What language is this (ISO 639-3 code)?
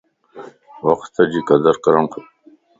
lss